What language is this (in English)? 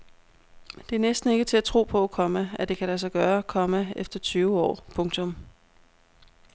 Danish